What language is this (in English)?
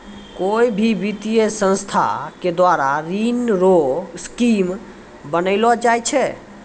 Maithili